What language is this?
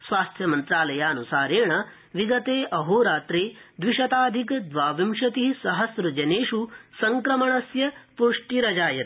Sanskrit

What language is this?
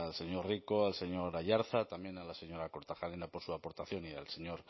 Spanish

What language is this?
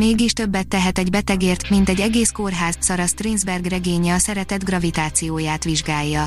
Hungarian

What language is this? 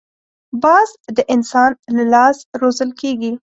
Pashto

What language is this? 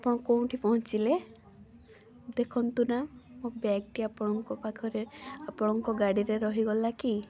Odia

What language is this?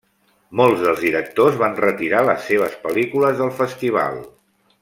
Catalan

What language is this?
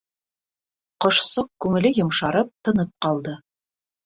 Bashkir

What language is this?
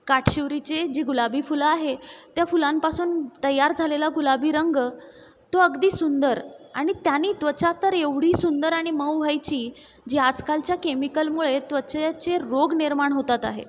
Marathi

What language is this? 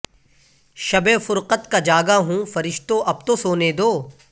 Urdu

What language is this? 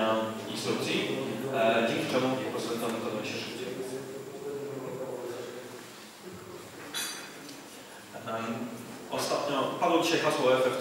Polish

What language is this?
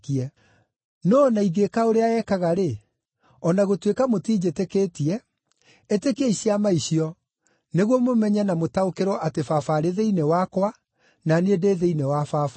Kikuyu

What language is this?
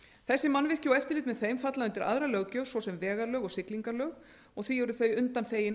Icelandic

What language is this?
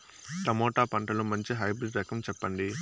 Telugu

